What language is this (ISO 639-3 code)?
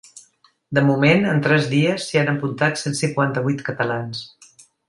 cat